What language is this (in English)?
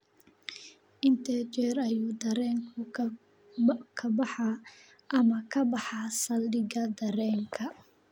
Somali